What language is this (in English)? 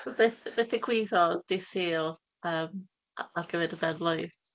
Welsh